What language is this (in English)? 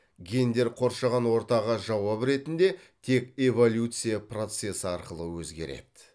Kazakh